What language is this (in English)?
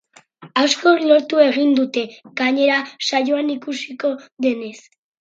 Basque